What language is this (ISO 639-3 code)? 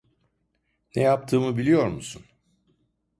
tur